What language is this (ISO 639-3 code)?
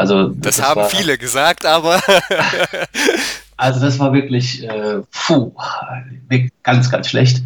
deu